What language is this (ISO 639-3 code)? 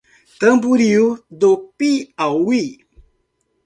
por